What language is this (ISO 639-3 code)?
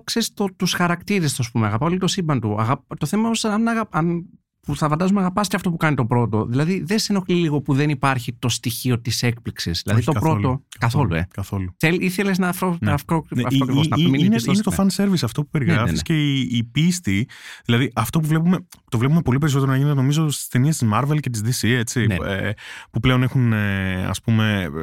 ell